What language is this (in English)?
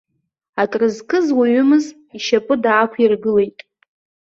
Abkhazian